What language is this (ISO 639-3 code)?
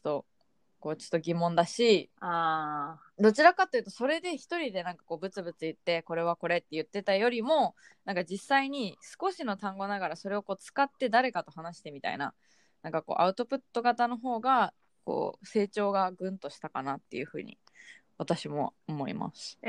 jpn